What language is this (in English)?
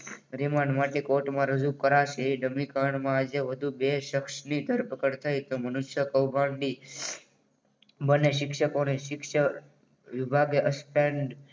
Gujarati